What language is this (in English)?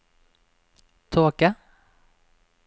Norwegian